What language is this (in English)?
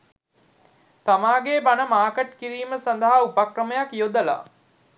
Sinhala